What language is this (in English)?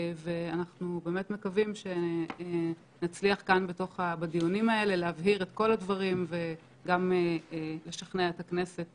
Hebrew